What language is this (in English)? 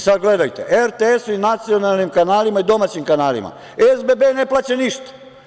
Serbian